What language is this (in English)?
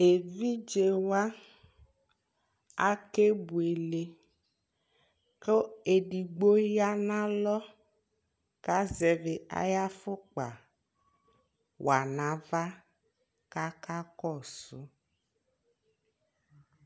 Ikposo